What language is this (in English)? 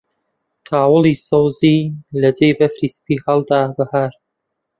Central Kurdish